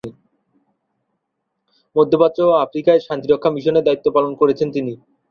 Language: Bangla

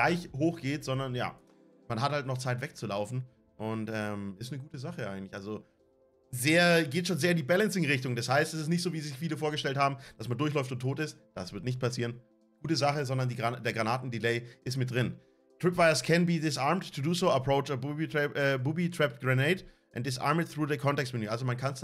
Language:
German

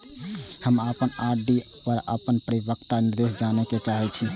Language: Maithili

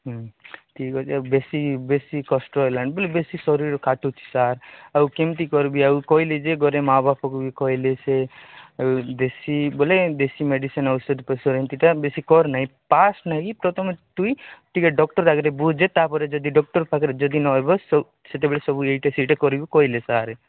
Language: Odia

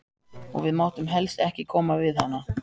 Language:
Icelandic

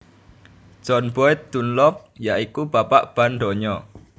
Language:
Javanese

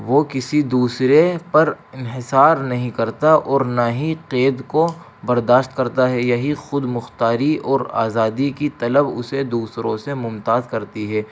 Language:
Urdu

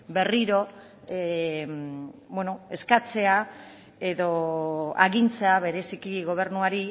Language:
Basque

